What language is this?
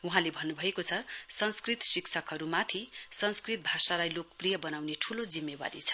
Nepali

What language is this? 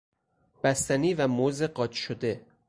Persian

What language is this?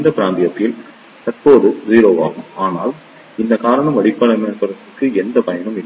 Tamil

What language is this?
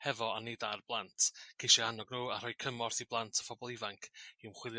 Welsh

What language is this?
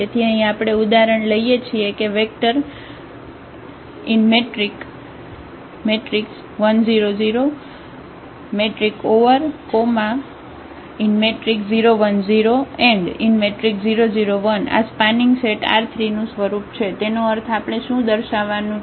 Gujarati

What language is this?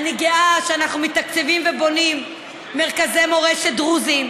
Hebrew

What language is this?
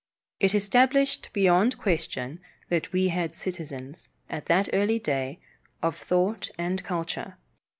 English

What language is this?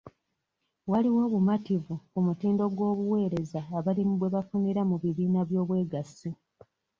Ganda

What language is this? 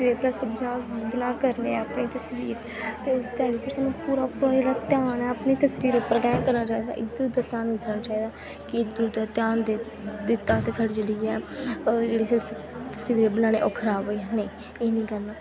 Dogri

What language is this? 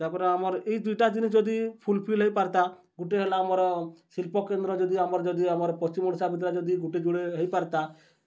Odia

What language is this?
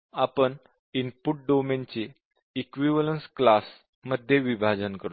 Marathi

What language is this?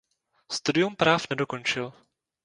Czech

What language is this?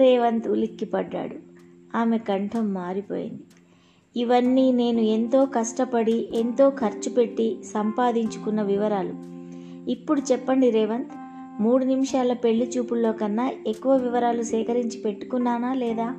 Telugu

